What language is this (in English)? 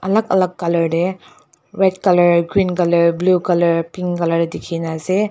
Naga Pidgin